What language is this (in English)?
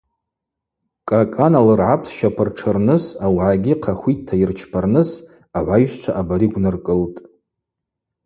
Abaza